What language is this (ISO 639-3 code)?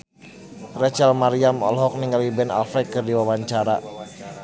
sun